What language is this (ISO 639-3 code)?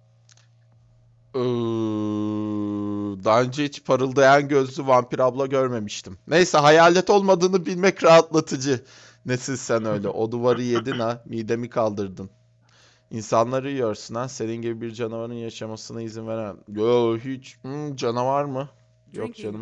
tur